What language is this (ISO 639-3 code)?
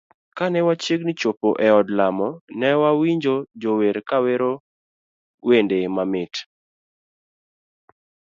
luo